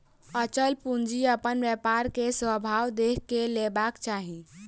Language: Maithili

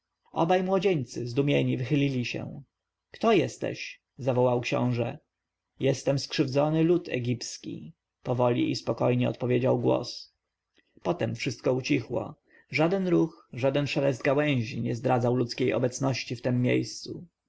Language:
Polish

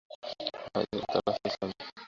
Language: Bangla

